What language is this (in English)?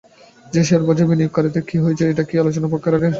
Bangla